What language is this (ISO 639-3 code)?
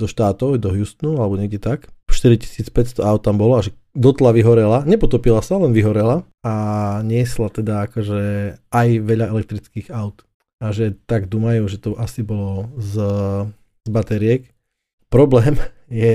slk